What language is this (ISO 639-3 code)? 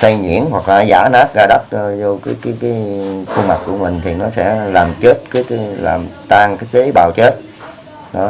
vie